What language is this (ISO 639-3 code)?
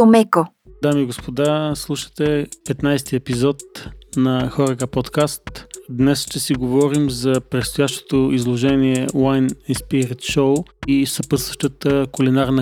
bul